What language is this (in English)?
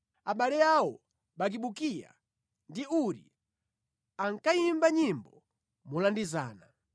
Nyanja